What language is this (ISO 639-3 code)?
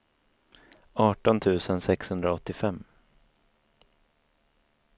swe